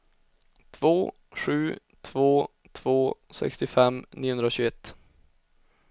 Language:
Swedish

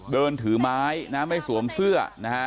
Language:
Thai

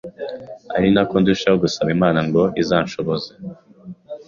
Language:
Kinyarwanda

